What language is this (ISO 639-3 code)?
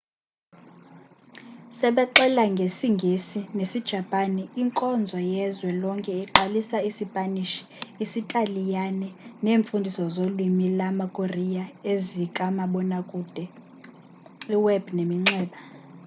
xho